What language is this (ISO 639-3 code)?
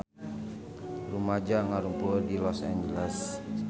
sun